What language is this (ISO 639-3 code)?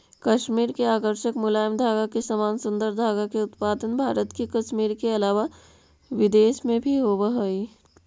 mag